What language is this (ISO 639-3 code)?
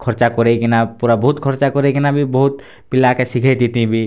ori